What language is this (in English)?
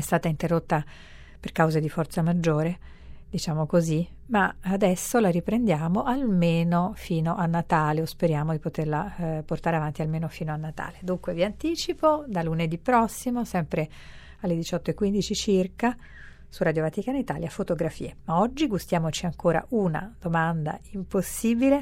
Italian